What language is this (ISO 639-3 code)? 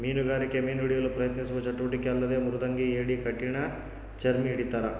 kan